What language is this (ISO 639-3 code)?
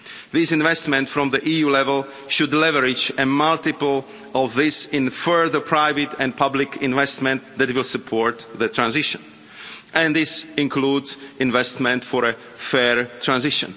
eng